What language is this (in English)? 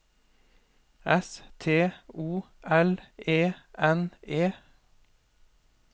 Norwegian